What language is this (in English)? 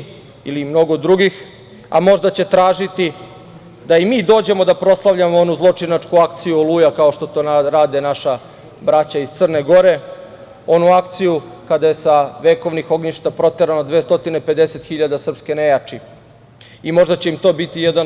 Serbian